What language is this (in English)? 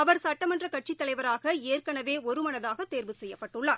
Tamil